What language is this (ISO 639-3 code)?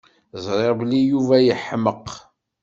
kab